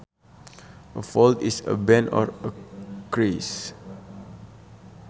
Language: Sundanese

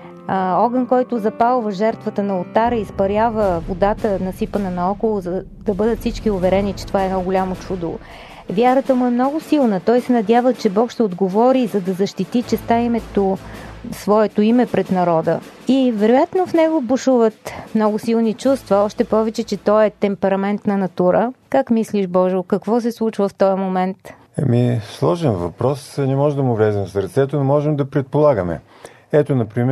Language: Bulgarian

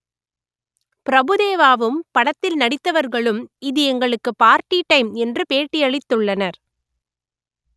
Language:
Tamil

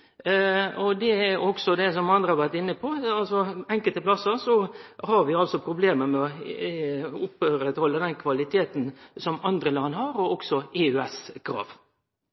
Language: Norwegian Nynorsk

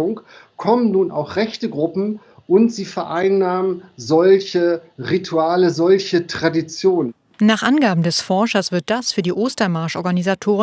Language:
German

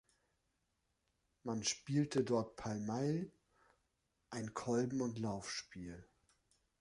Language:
German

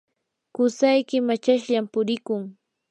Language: Yanahuanca Pasco Quechua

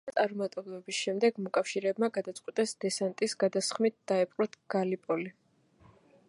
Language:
Georgian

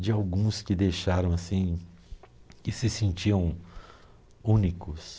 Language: Portuguese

